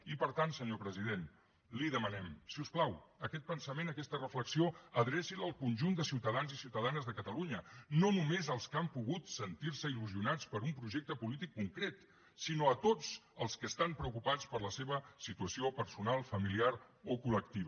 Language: Catalan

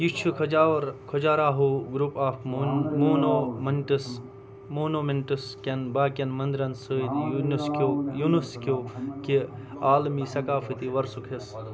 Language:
Kashmiri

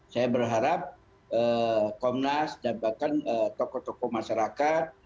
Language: Indonesian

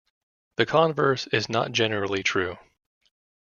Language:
English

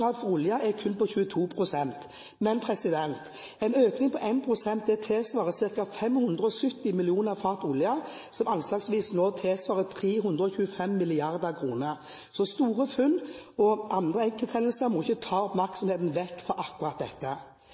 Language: Norwegian Bokmål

